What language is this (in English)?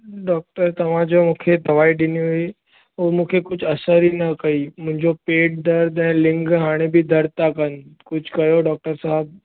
Sindhi